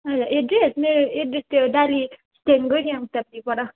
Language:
Nepali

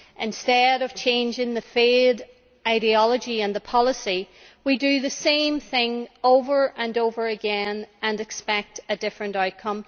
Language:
English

